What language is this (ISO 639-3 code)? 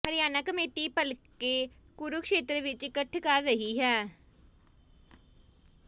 pan